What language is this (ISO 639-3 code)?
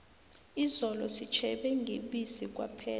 nbl